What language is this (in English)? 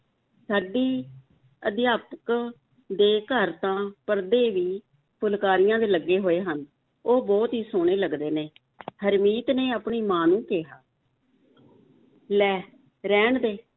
Punjabi